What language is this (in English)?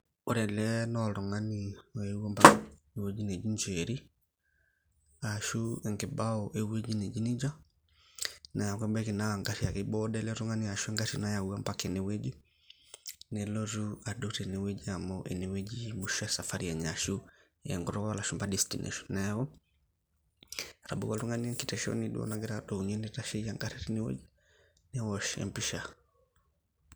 Masai